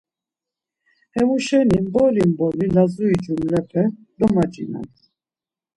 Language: Laz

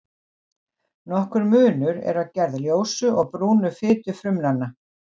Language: Icelandic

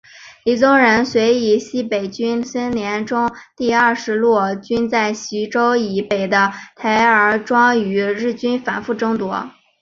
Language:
Chinese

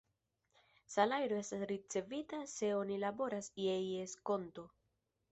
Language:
Esperanto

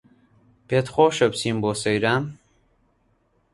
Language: Central Kurdish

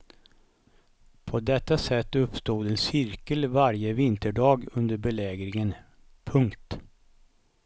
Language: Swedish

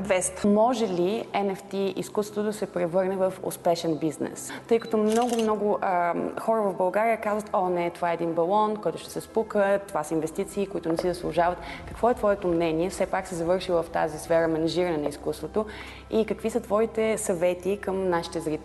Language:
Bulgarian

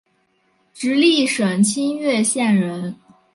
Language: Chinese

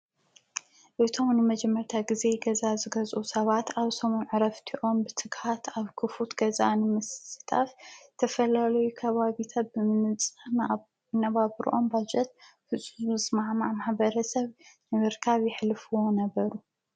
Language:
Tigrinya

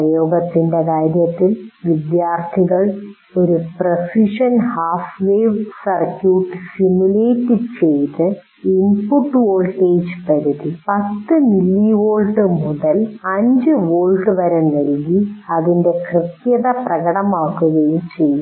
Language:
Malayalam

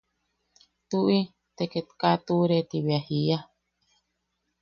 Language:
Yaqui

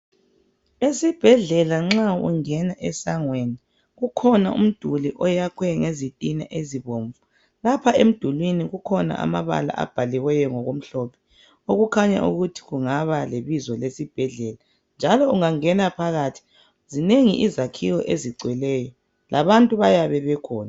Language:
North Ndebele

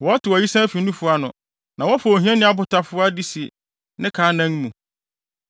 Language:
Akan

